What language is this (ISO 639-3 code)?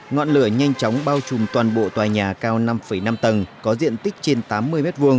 vie